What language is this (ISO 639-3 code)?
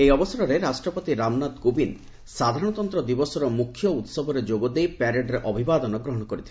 ori